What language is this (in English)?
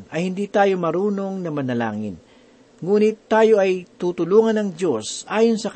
Filipino